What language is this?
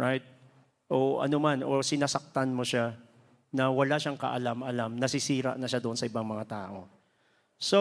Filipino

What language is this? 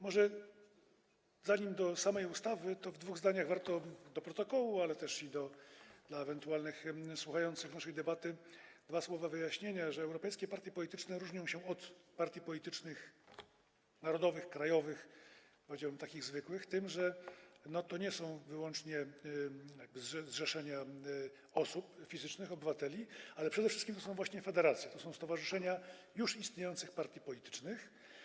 Polish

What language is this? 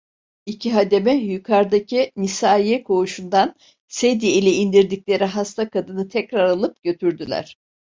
Turkish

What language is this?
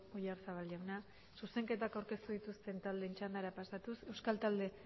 Basque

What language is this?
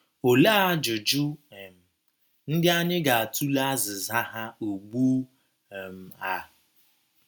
Igbo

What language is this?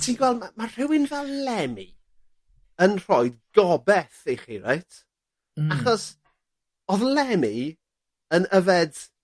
Welsh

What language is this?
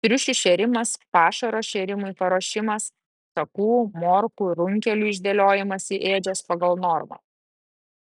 Lithuanian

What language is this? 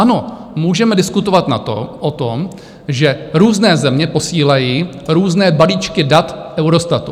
Czech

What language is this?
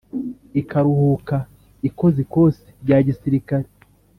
Kinyarwanda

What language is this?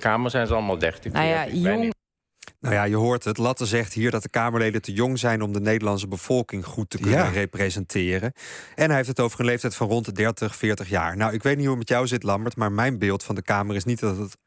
Dutch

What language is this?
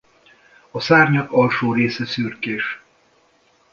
Hungarian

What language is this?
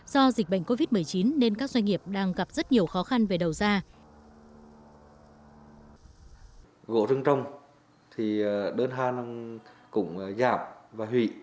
Vietnamese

